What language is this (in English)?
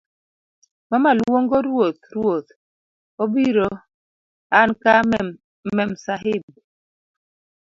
Luo (Kenya and Tanzania)